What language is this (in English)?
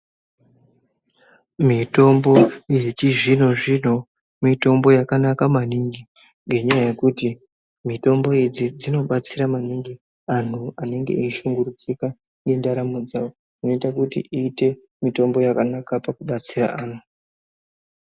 Ndau